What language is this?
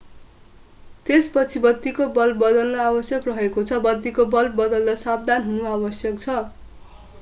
Nepali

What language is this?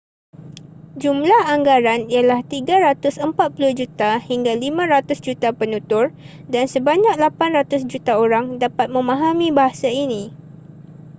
Malay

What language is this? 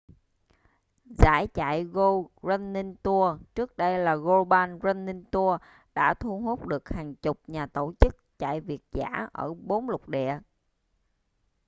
Vietnamese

